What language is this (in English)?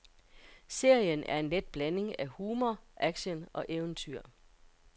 Danish